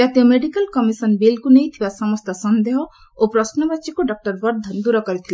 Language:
Odia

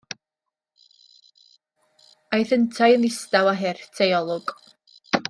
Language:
Welsh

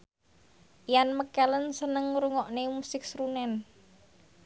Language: Javanese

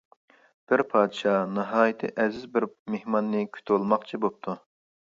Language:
Uyghur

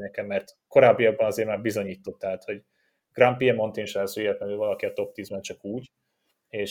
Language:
Hungarian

